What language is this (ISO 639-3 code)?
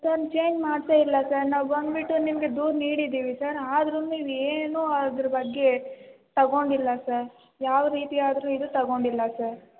kan